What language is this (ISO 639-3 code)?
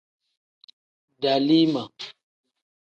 kdh